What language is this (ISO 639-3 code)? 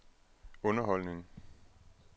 dan